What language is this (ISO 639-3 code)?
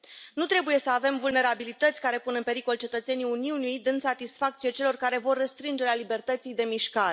ron